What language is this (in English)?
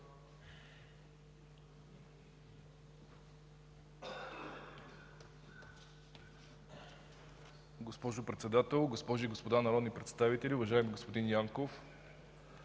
Bulgarian